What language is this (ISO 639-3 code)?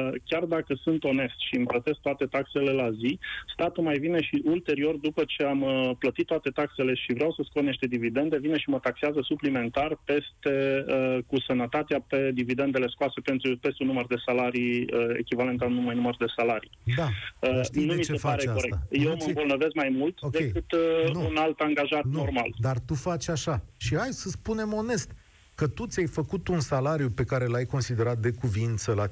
ron